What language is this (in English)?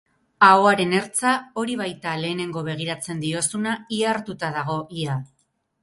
Basque